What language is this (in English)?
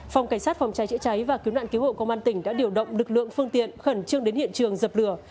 Vietnamese